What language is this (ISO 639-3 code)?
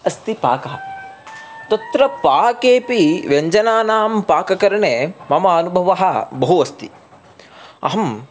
san